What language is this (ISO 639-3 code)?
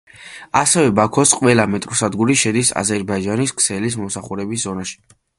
kat